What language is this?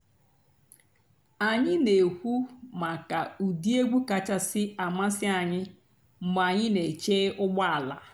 Igbo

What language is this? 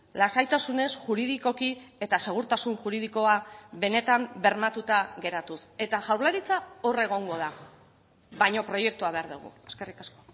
Basque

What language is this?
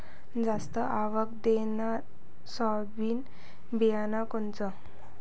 Marathi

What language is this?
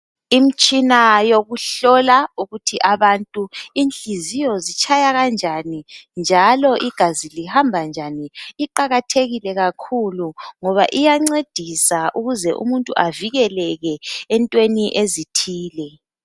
North Ndebele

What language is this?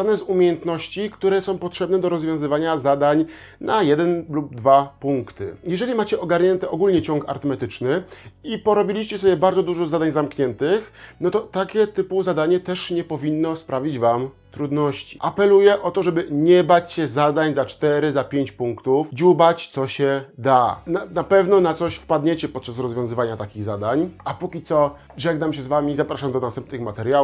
Polish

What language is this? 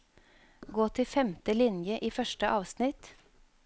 Norwegian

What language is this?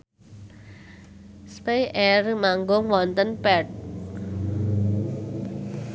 Javanese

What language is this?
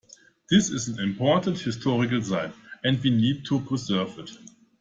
English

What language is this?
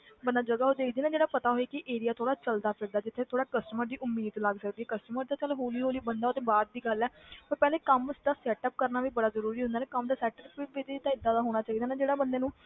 Punjabi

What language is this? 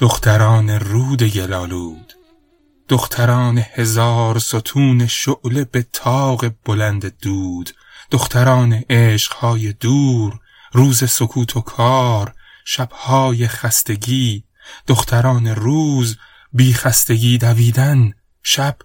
Persian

